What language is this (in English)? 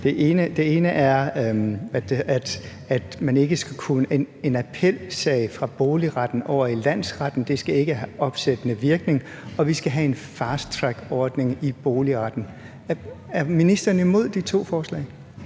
Danish